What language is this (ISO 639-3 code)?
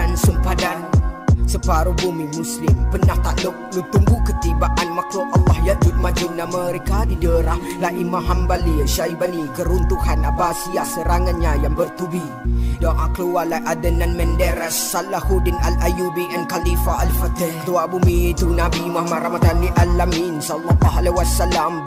msa